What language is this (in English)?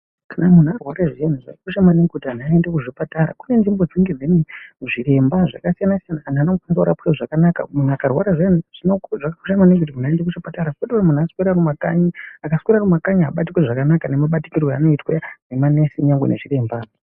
Ndau